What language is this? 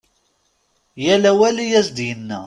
Kabyle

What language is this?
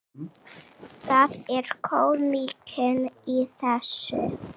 Icelandic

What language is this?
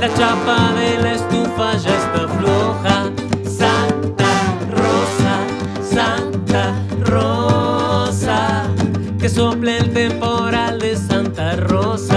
Spanish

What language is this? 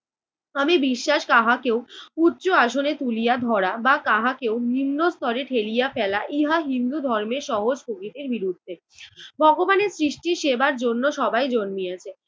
Bangla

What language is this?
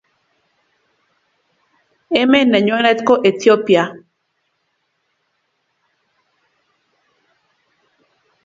Kalenjin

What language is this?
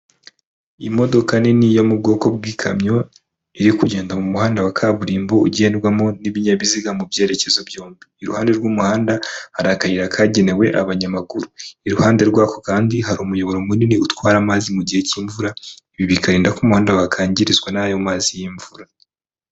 Kinyarwanda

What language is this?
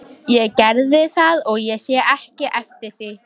Icelandic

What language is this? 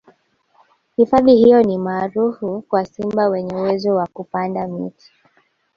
Swahili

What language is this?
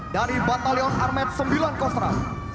Indonesian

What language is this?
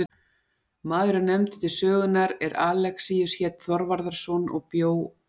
Icelandic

